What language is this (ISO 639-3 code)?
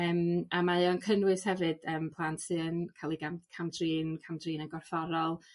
cym